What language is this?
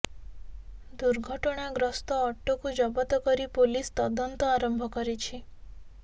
Odia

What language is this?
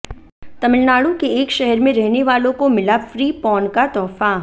Hindi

